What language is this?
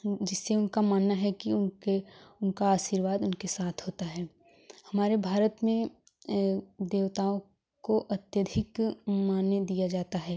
Hindi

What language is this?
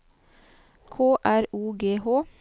Norwegian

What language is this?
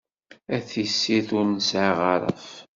Kabyle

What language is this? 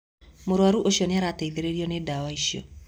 Kikuyu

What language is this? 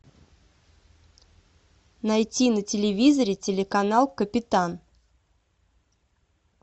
Russian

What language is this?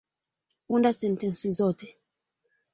Swahili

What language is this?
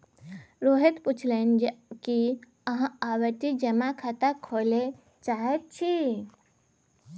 Maithili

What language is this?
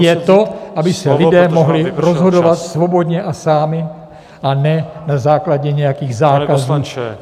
Czech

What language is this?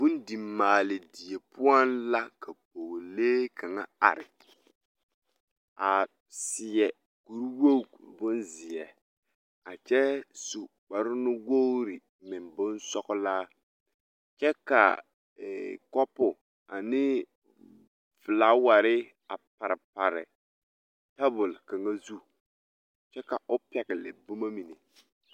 Southern Dagaare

